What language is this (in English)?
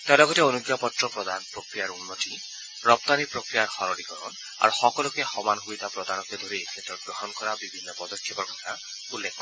Assamese